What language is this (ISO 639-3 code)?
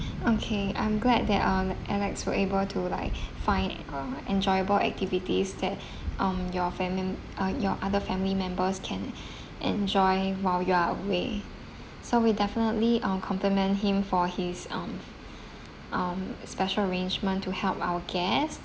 eng